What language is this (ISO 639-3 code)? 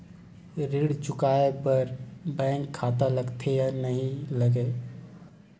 hne